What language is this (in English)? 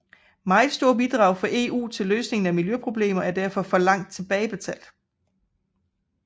Danish